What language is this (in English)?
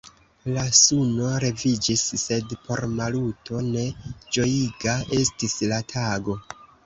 Esperanto